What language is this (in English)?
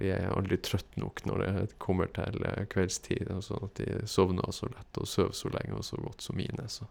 Norwegian